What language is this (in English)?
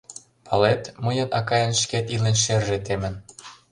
Mari